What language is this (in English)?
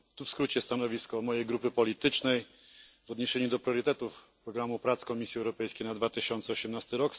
Polish